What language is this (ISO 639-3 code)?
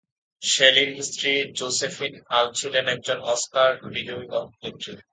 ben